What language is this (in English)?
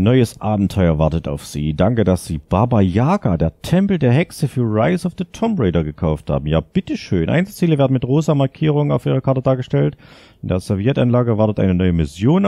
German